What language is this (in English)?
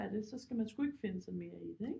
Danish